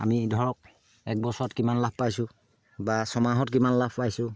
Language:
Assamese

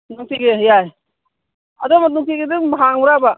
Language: Manipuri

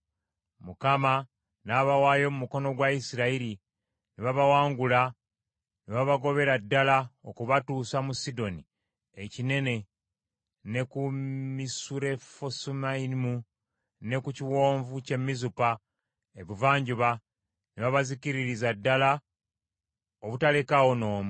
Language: Ganda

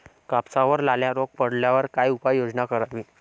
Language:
Marathi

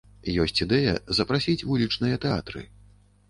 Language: Belarusian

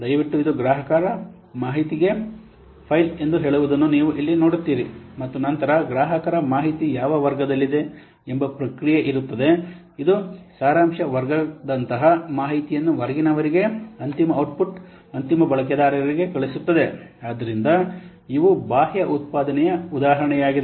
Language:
Kannada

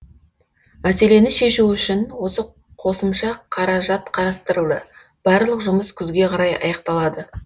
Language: Kazakh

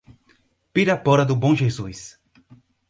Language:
Portuguese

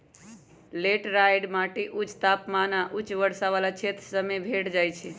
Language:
Magahi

